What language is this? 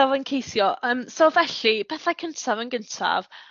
Welsh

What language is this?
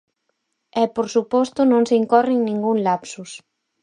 Galician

